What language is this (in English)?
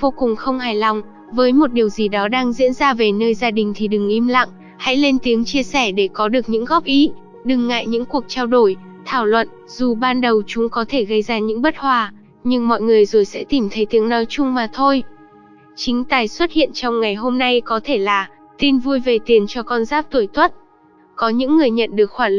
Vietnamese